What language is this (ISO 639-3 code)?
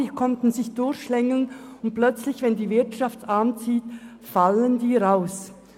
gsw